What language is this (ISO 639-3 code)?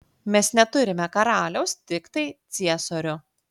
lit